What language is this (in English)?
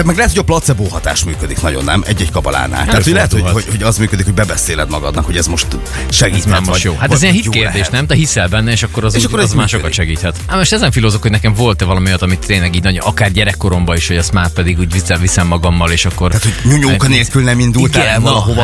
Hungarian